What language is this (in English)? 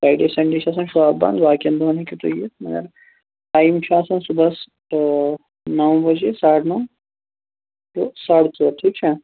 Kashmiri